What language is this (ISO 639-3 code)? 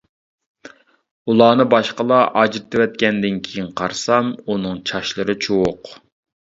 uig